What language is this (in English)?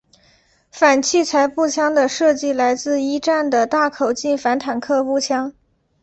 Chinese